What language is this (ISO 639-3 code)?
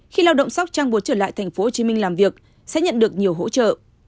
vie